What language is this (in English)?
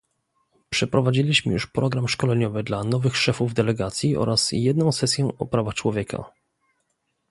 Polish